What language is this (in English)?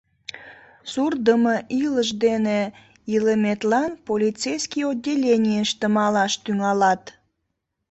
Mari